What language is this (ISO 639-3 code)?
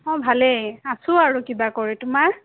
asm